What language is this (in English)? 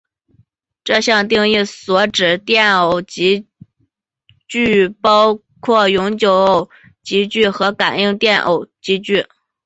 Chinese